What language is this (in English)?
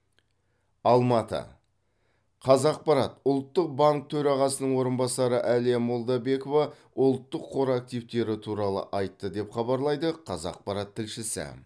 Kazakh